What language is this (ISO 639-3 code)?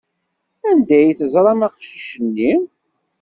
kab